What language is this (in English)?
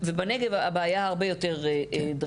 Hebrew